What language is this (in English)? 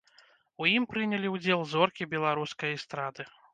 Belarusian